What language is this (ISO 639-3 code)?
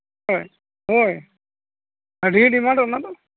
sat